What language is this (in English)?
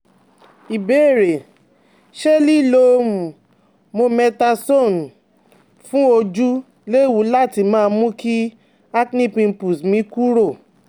Yoruba